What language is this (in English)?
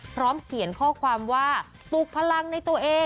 Thai